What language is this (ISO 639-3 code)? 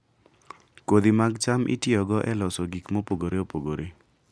luo